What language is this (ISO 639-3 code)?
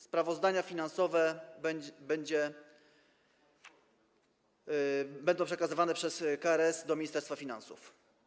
pol